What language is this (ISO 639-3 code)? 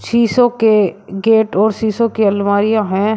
hin